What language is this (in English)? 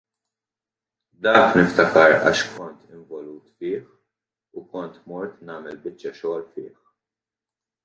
Maltese